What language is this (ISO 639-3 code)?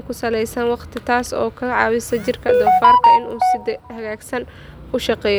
som